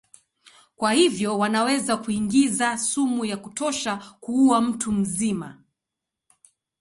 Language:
Swahili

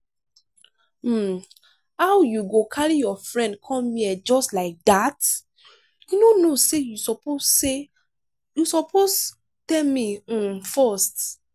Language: Nigerian Pidgin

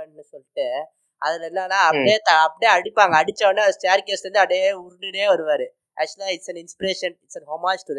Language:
Tamil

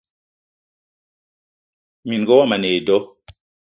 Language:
Eton (Cameroon)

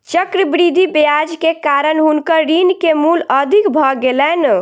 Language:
Maithili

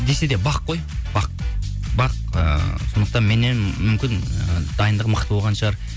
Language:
Kazakh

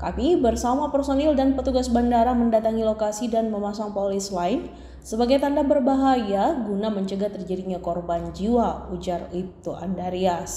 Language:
Indonesian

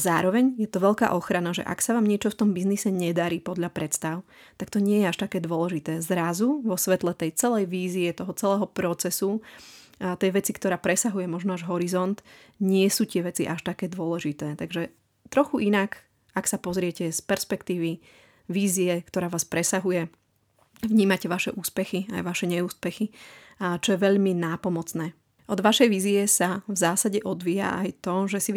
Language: Slovak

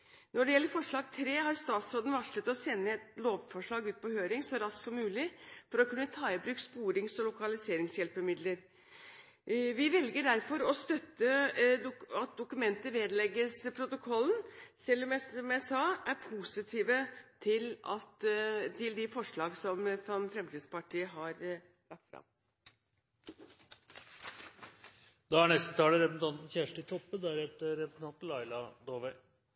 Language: Norwegian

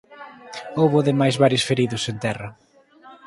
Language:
Galician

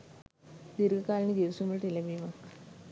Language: Sinhala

